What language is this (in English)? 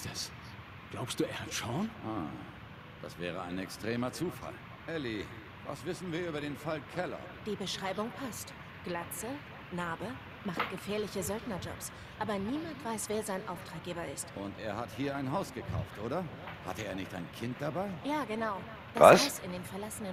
German